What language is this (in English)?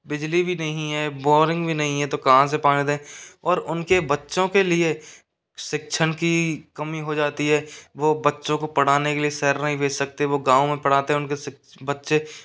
Hindi